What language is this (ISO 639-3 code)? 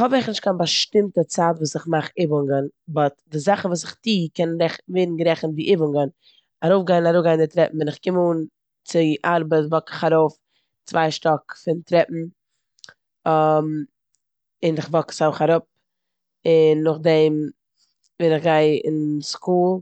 yid